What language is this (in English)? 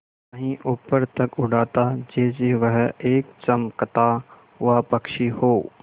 Hindi